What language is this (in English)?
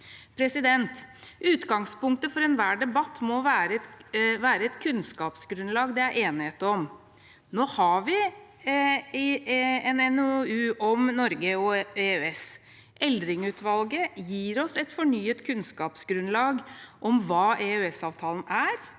Norwegian